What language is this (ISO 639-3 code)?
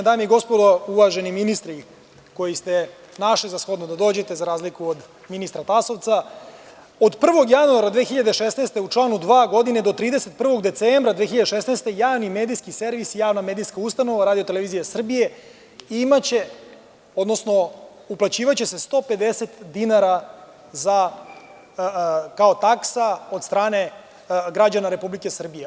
srp